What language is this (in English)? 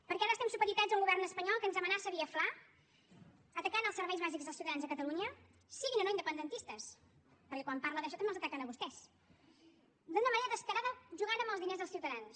Catalan